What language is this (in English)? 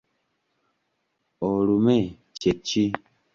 Ganda